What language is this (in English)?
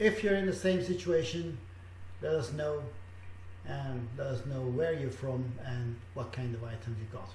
English